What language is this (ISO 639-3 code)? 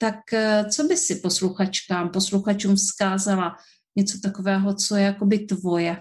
ces